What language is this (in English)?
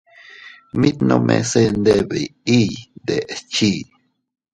Teutila Cuicatec